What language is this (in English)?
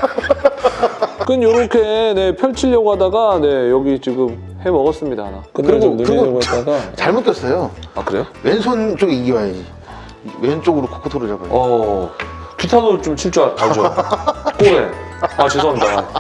Korean